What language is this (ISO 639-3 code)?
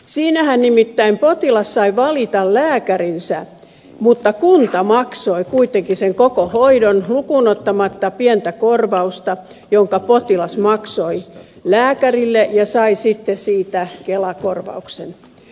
fin